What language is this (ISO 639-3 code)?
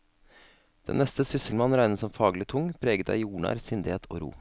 nor